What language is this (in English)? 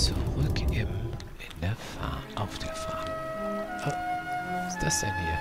German